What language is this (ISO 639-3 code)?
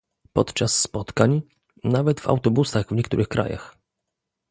pol